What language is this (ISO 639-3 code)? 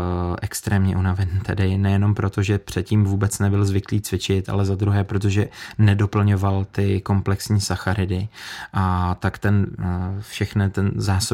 ces